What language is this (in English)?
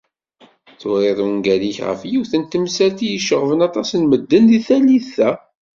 Kabyle